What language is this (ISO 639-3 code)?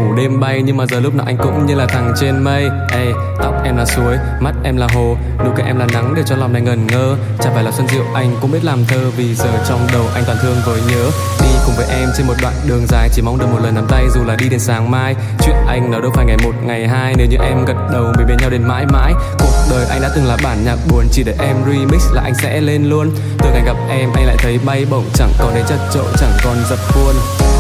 vie